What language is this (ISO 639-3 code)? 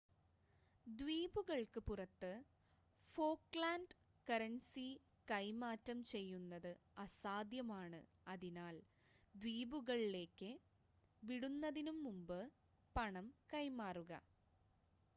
mal